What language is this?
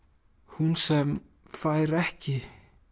Icelandic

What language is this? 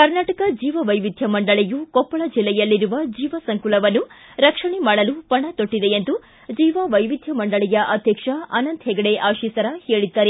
Kannada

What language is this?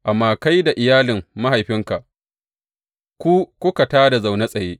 Hausa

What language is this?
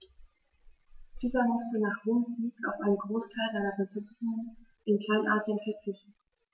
German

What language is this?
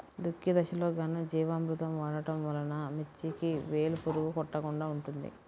Telugu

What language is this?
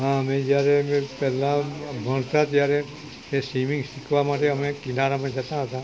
Gujarati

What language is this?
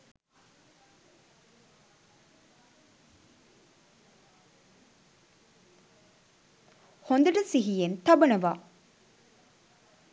Sinhala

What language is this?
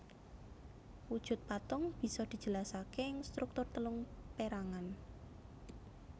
Javanese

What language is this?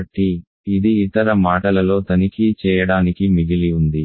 Telugu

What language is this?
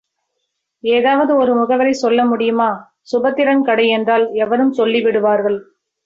Tamil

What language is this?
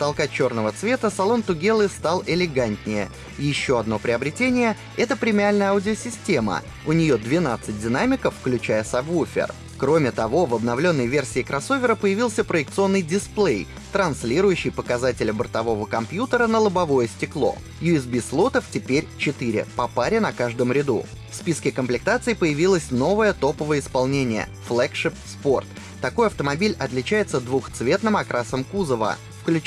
Russian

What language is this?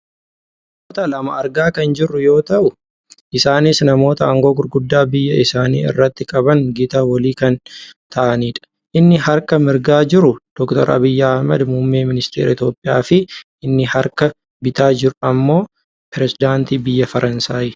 Oromo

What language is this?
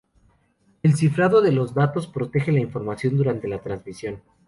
Spanish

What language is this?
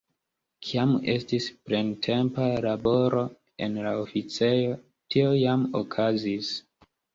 Esperanto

